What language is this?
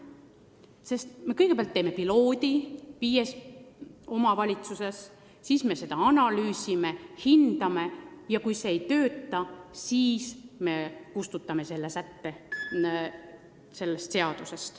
Estonian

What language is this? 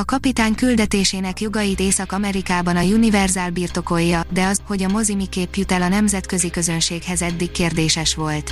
Hungarian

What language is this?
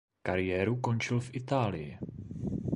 Czech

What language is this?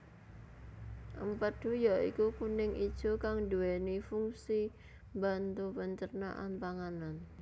Javanese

